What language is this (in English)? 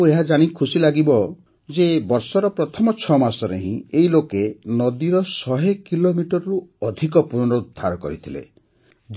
Odia